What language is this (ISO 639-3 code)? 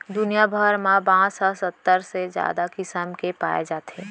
hne